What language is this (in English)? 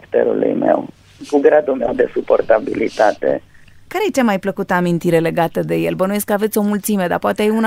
Romanian